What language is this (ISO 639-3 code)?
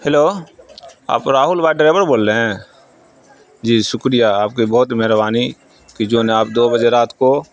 urd